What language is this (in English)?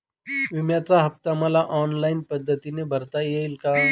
Marathi